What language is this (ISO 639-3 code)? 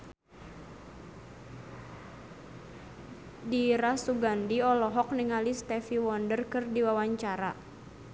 sun